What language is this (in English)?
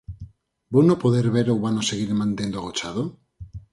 Galician